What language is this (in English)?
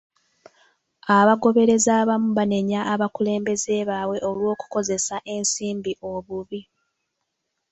Ganda